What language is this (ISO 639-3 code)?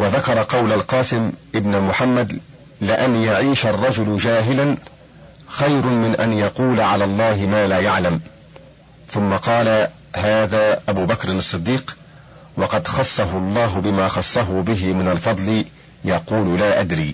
ara